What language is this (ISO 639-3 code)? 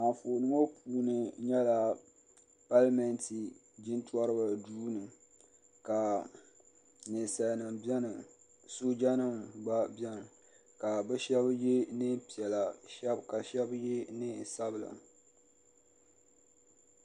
dag